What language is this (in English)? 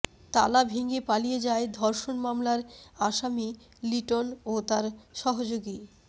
Bangla